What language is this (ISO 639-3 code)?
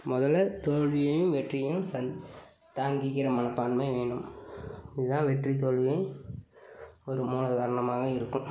tam